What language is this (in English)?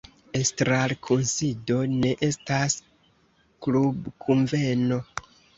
Esperanto